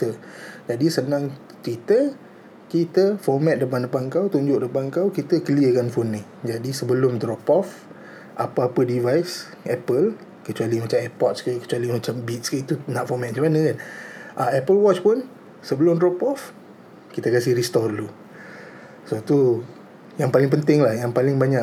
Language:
Malay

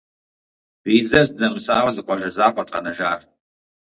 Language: Kabardian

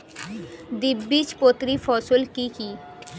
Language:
Bangla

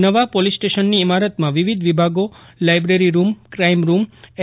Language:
Gujarati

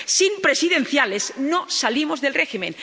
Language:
Spanish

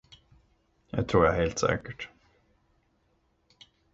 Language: Swedish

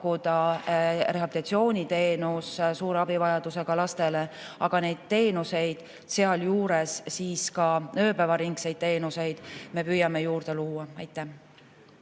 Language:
Estonian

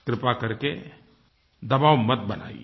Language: Hindi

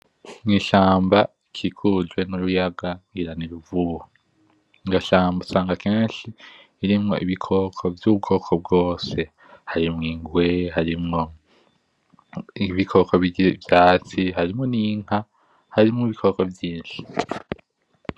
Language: Rundi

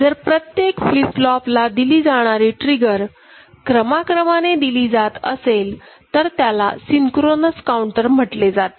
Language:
Marathi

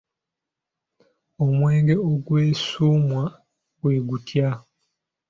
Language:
Ganda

